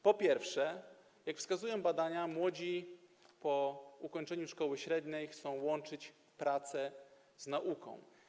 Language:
Polish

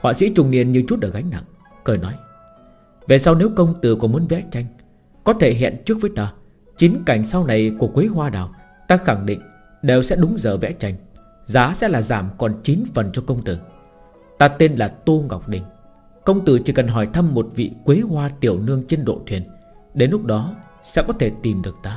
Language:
Vietnamese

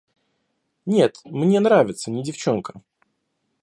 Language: Russian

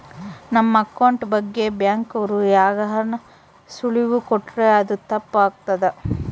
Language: Kannada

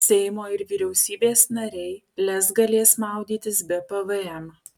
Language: Lithuanian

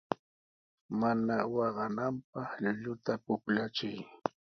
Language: Sihuas Ancash Quechua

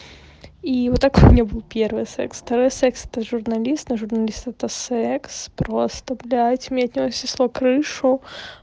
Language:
Russian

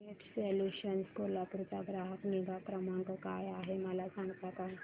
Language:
Marathi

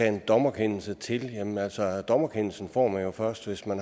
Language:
Danish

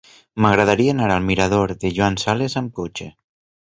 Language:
Catalan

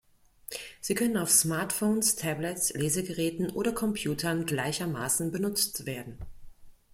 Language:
German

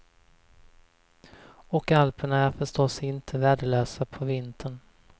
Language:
Swedish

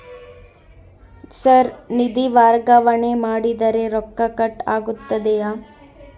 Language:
Kannada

